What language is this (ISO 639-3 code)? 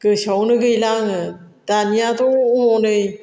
brx